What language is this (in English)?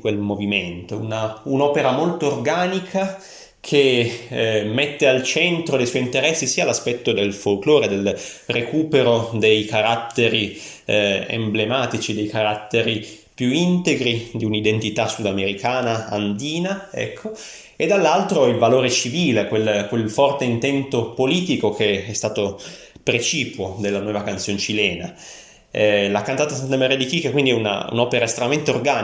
Italian